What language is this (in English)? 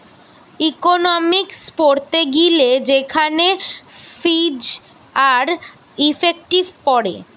Bangla